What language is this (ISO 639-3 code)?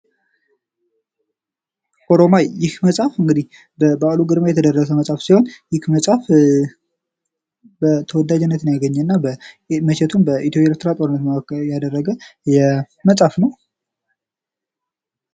amh